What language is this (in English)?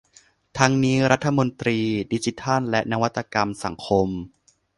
Thai